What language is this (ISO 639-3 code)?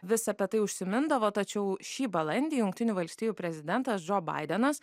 lit